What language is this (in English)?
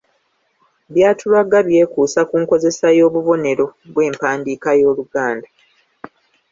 Ganda